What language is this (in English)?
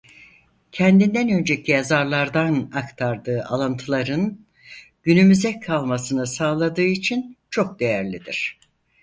Turkish